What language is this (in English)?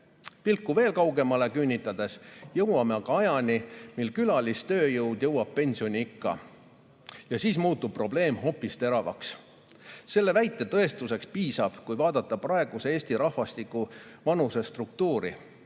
Estonian